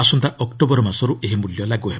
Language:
Odia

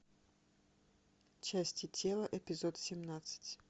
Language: Russian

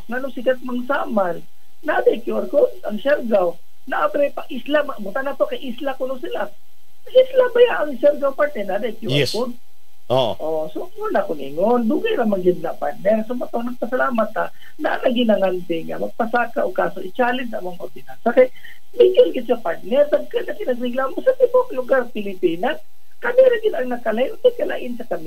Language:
Filipino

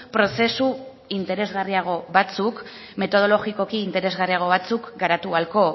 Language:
Basque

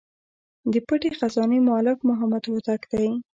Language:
Pashto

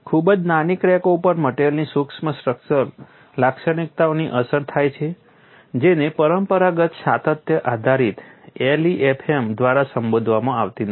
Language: Gujarati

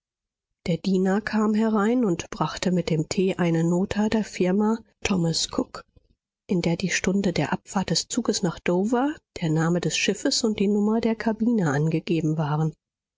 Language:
German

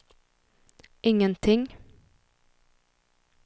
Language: Swedish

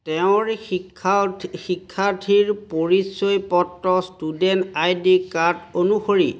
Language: Assamese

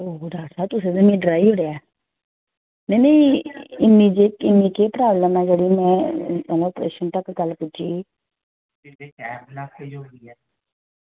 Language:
Dogri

